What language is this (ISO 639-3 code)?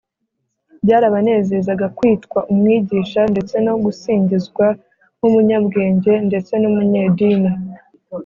kin